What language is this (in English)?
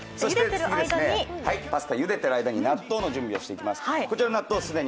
Japanese